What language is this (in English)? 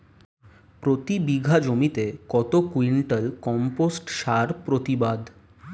Bangla